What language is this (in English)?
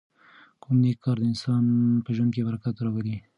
Pashto